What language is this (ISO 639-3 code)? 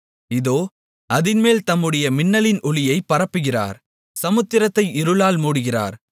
tam